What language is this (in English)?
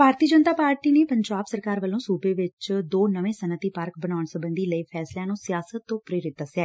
Punjabi